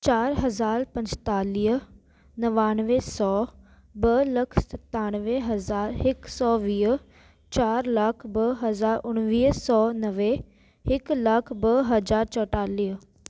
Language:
Sindhi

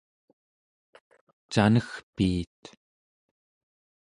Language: Central Yupik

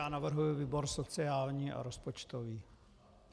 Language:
Czech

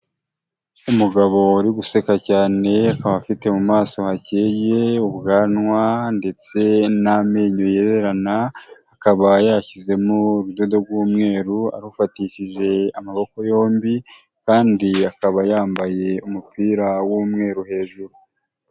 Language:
Kinyarwanda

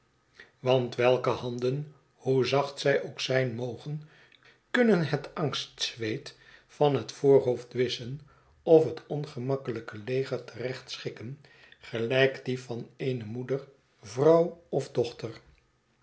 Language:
Dutch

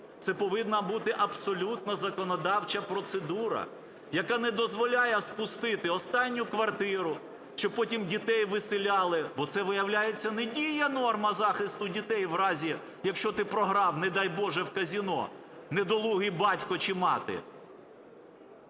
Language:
Ukrainian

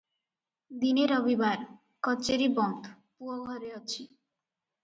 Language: Odia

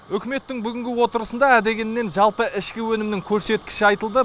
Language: Kazakh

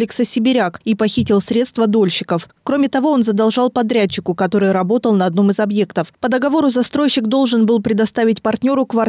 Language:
Russian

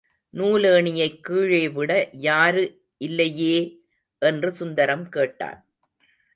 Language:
Tamil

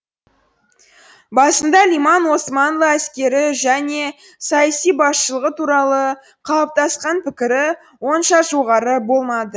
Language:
Kazakh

